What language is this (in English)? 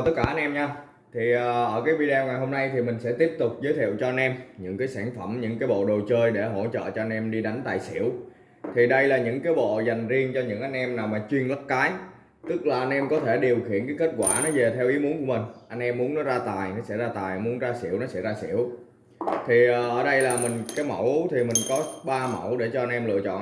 Vietnamese